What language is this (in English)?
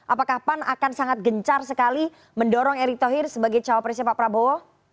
Indonesian